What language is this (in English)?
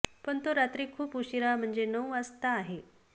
Marathi